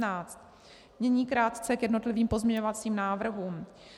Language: Czech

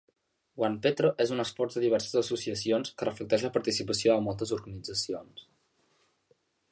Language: Catalan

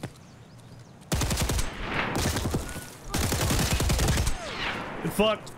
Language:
English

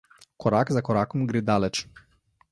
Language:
Slovenian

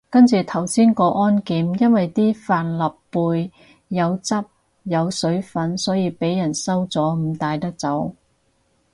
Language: Cantonese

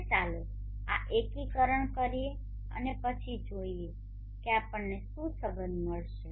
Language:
Gujarati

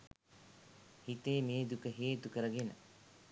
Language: Sinhala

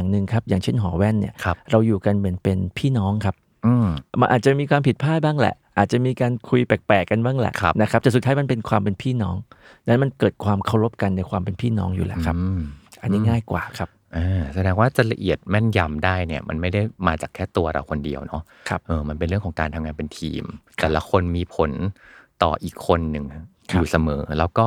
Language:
Thai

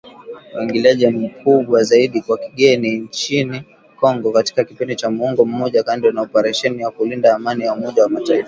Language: Swahili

